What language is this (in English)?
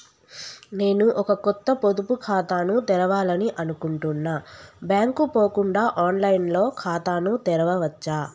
Telugu